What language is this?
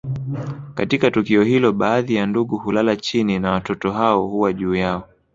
Swahili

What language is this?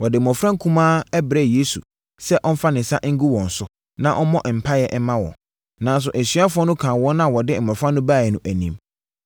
Akan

